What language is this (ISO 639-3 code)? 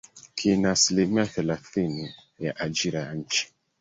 swa